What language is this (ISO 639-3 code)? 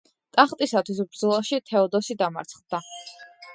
kat